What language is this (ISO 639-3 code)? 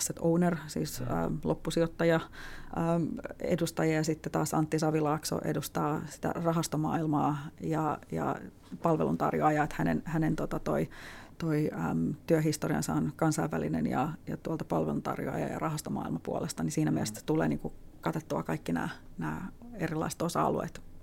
fin